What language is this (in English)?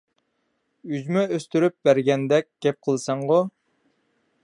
Uyghur